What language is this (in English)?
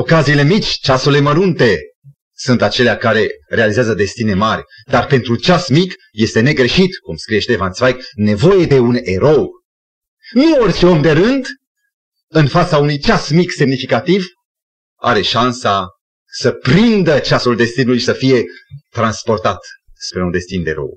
Romanian